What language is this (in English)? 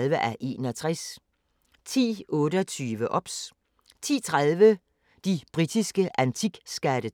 Danish